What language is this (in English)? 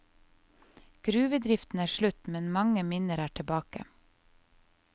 Norwegian